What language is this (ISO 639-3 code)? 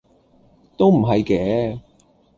yue